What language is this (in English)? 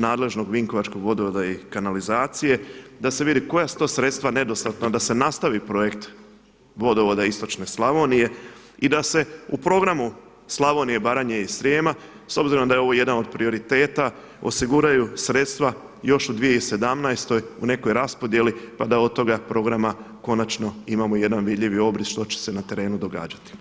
Croatian